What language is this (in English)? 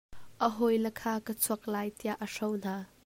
Hakha Chin